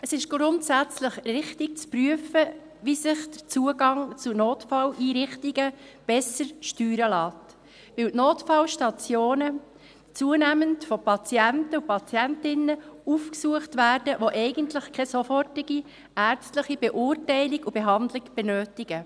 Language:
Swiss German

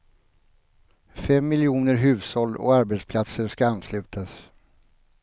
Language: Swedish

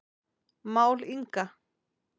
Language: Icelandic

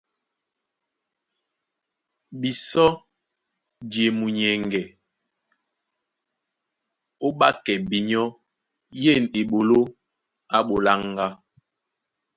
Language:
Duala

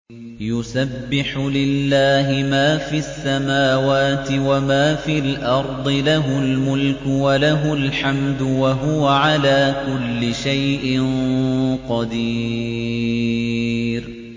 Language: Arabic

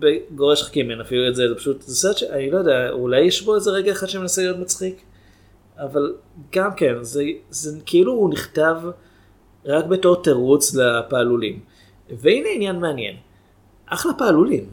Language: Hebrew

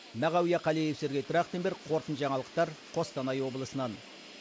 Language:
Kazakh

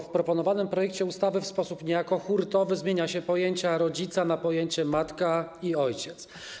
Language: Polish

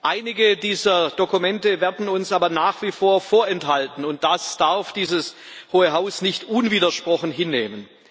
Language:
German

